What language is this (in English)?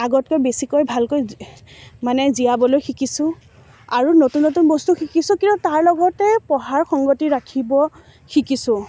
Assamese